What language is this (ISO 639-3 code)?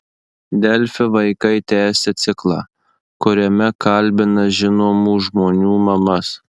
lit